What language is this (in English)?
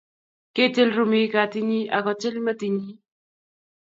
Kalenjin